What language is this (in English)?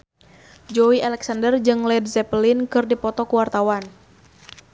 Sundanese